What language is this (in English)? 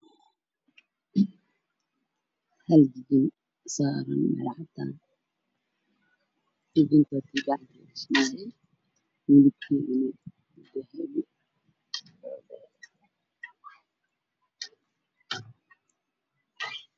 Somali